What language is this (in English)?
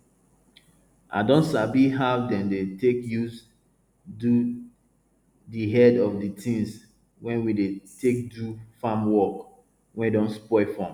Nigerian Pidgin